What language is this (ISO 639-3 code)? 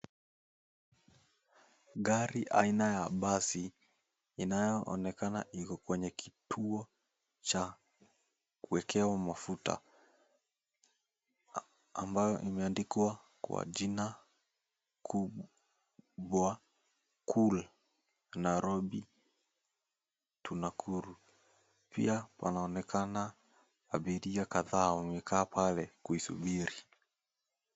swa